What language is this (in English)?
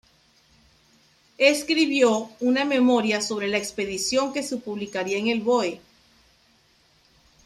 Spanish